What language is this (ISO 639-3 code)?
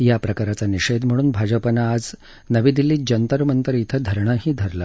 mar